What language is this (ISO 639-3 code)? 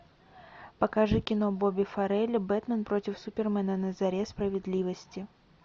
rus